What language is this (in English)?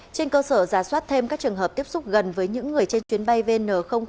Vietnamese